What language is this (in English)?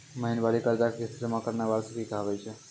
Maithili